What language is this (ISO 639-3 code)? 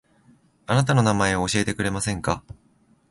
jpn